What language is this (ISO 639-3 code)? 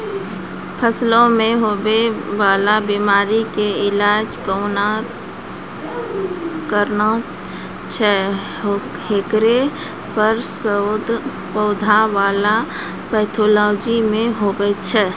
mai